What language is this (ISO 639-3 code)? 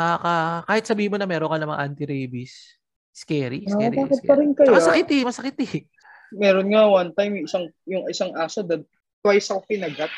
fil